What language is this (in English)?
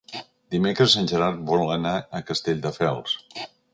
Catalan